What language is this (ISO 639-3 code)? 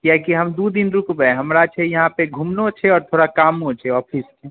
mai